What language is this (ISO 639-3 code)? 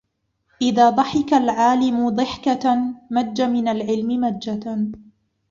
ara